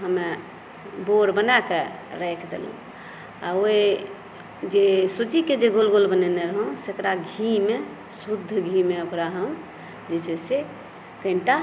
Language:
Maithili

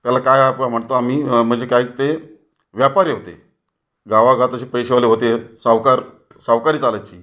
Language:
Marathi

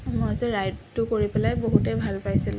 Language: Assamese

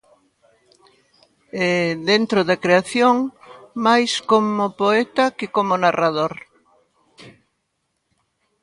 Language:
Galician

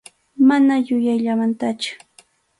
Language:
Arequipa-La Unión Quechua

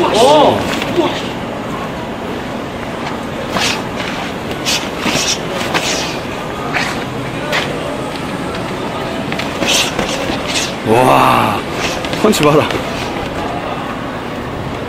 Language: Korean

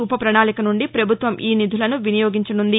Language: Telugu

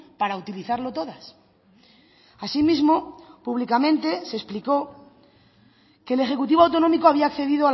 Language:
Spanish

